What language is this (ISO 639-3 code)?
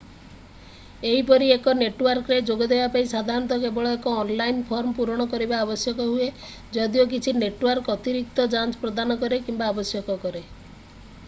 ori